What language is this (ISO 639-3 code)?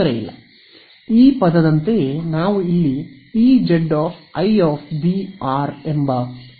kan